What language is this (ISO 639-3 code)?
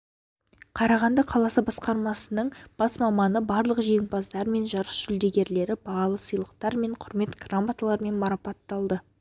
kaz